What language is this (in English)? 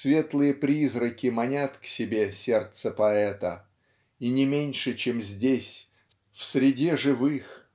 Russian